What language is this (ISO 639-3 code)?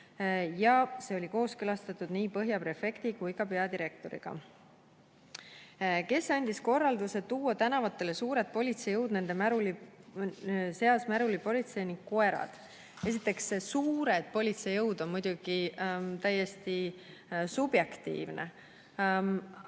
est